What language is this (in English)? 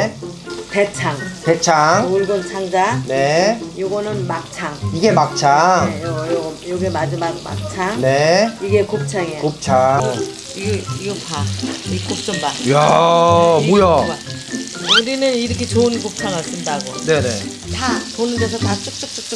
Korean